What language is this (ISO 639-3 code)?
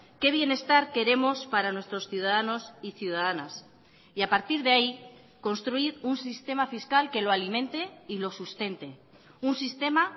spa